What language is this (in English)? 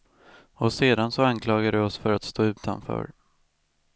Swedish